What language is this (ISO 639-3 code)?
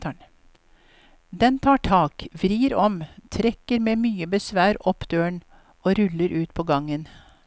nor